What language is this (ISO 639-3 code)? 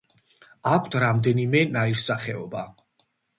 kat